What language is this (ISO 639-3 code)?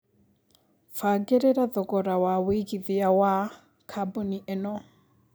kik